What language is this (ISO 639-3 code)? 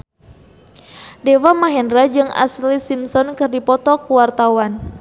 sun